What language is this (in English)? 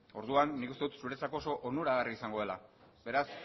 Basque